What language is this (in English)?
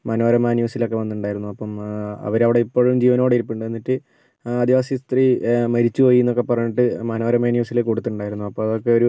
Malayalam